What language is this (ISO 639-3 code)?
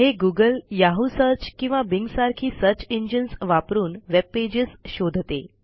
mar